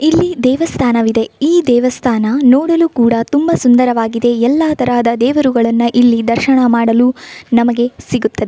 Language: Kannada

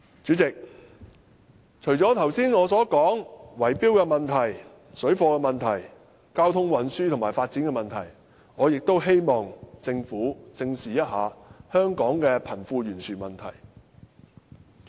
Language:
Cantonese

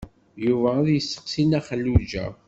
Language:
Kabyle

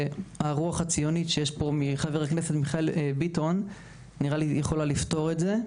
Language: Hebrew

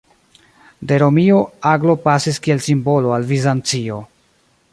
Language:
Esperanto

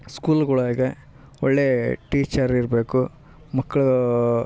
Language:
Kannada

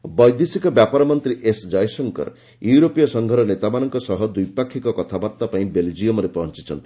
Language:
Odia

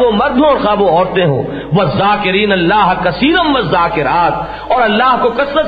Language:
Urdu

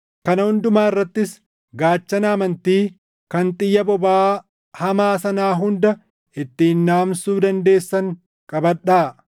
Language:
Oromo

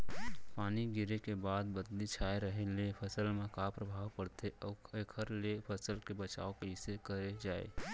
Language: Chhattisgarhi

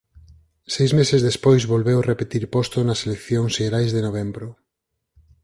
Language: Galician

